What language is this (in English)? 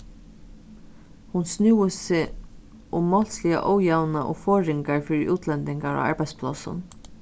Faroese